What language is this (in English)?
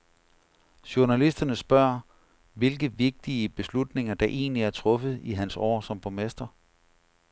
Danish